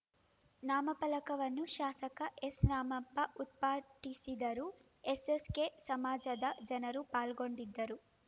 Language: Kannada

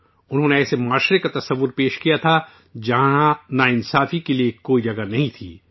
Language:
Urdu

